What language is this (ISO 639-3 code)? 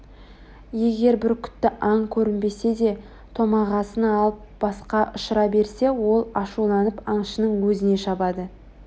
kaz